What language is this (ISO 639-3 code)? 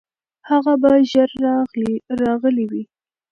pus